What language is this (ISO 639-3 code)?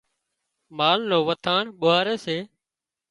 kxp